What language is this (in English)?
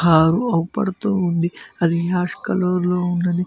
Telugu